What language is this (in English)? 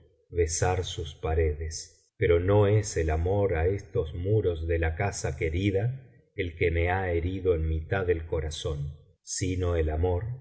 Spanish